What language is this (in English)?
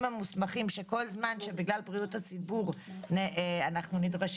Hebrew